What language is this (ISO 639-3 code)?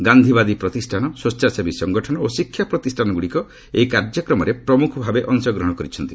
ori